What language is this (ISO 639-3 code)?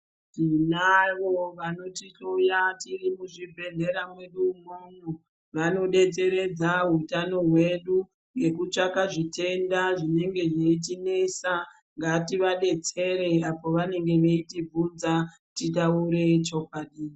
ndc